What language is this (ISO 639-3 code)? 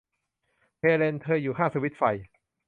tha